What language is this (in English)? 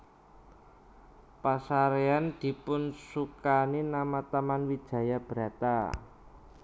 Javanese